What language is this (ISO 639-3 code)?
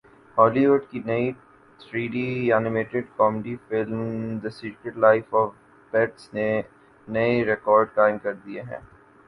urd